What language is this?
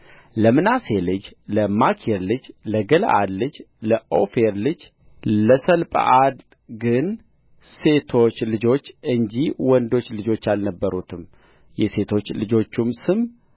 Amharic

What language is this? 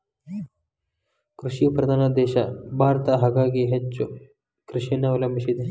Kannada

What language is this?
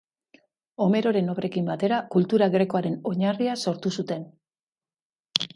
Basque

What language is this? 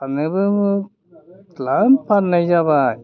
Bodo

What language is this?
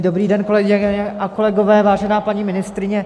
Czech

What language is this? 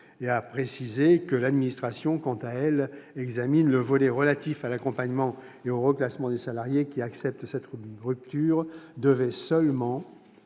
French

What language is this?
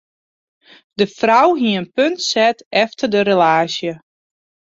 Western Frisian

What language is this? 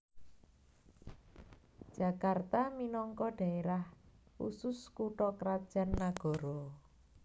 Javanese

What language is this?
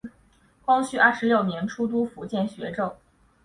Chinese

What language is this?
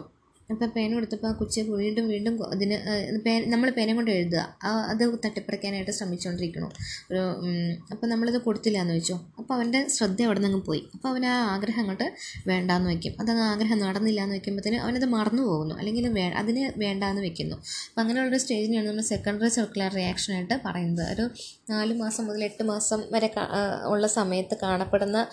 Malayalam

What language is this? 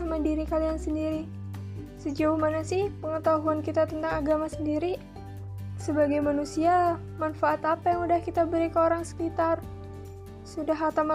Indonesian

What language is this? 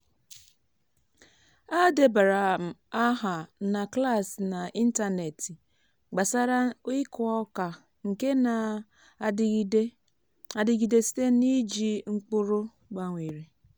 Igbo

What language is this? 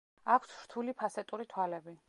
Georgian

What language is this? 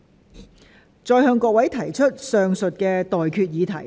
Cantonese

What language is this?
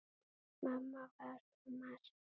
Icelandic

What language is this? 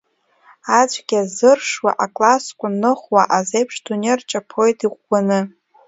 Abkhazian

